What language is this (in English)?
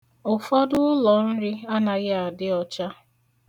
Igbo